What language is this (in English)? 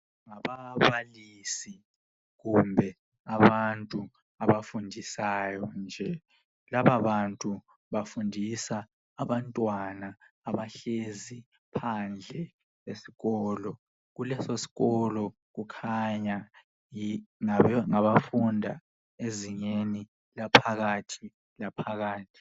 North Ndebele